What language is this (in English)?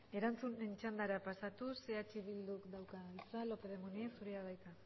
Basque